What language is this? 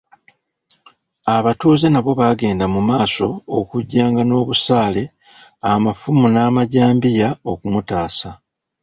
Ganda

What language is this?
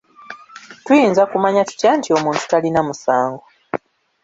Ganda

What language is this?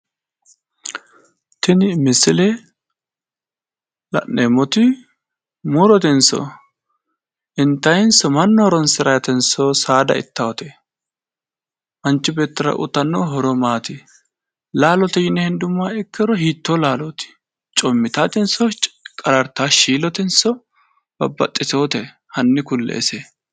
Sidamo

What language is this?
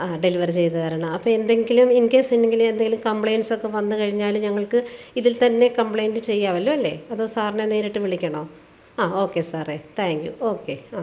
Malayalam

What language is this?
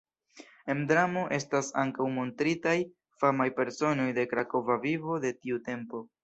Esperanto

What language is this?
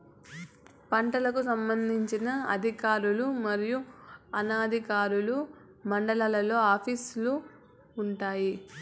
Telugu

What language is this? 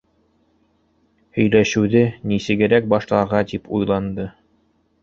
Bashkir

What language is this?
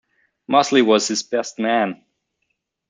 English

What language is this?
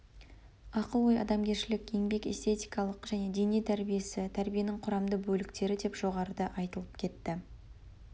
Kazakh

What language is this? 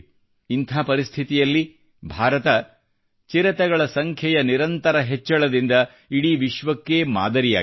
Kannada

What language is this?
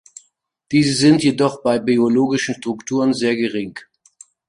German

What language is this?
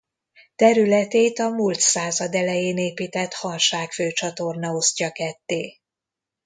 Hungarian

